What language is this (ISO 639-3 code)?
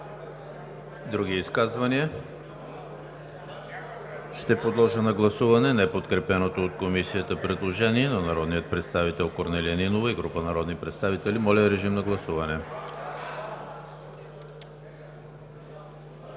bul